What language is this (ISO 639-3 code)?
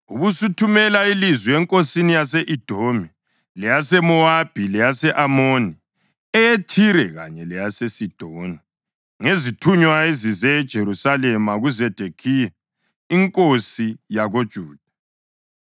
nde